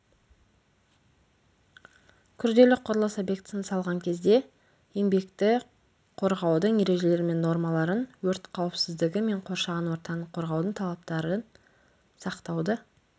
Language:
Kazakh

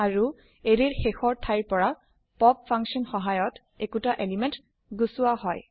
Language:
Assamese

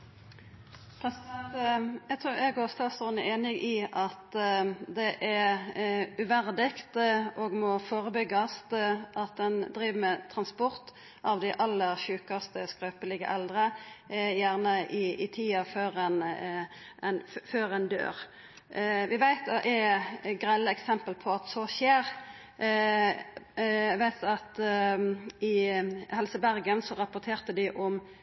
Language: Norwegian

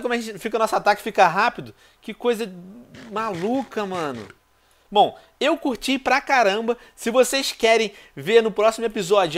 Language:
Portuguese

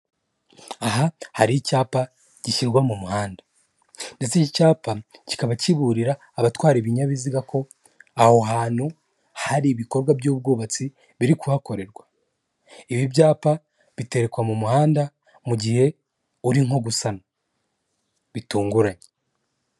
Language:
Kinyarwanda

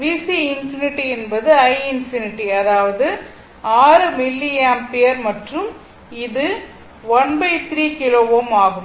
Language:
Tamil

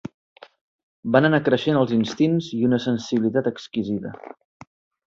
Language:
Catalan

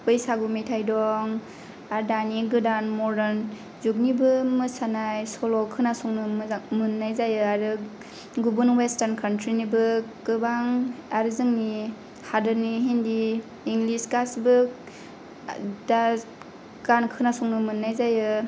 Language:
Bodo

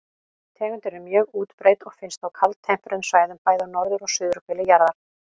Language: Icelandic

